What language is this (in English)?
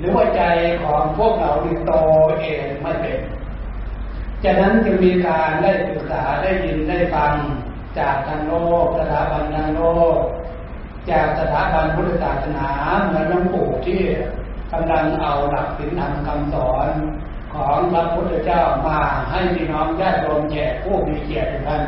Thai